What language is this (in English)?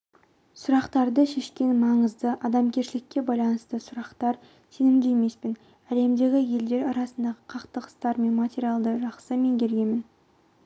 Kazakh